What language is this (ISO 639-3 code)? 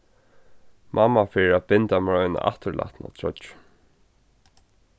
fao